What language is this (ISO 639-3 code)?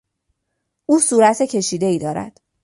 fas